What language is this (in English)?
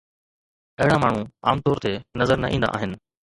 Sindhi